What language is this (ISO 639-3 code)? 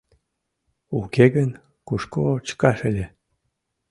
chm